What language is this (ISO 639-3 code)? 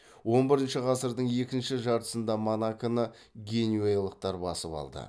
kaz